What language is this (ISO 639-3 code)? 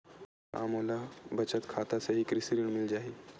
hne